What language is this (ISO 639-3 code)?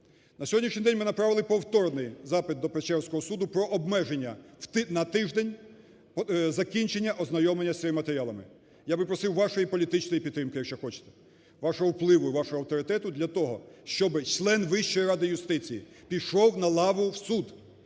ukr